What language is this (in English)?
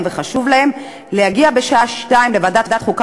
Hebrew